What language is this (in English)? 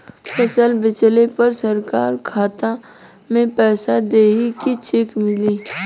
Bhojpuri